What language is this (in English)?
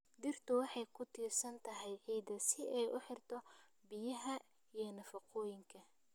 Somali